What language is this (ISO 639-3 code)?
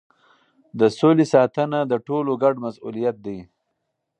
pus